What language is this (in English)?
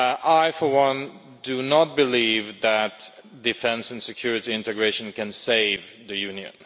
English